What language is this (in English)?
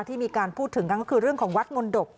Thai